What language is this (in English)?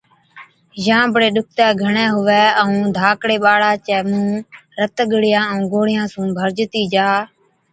Od